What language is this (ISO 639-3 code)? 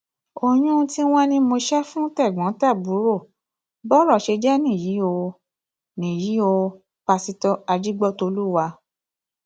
yor